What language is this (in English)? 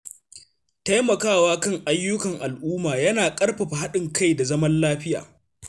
Hausa